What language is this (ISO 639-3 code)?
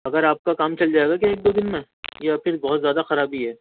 urd